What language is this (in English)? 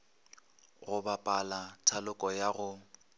Northern Sotho